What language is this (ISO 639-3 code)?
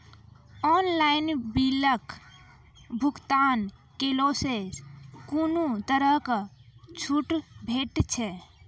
mai